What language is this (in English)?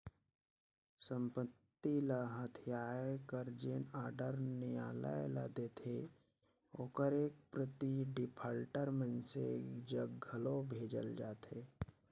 Chhattisgarhi